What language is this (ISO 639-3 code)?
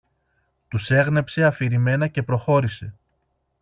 ell